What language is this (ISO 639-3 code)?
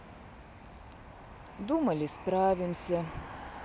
rus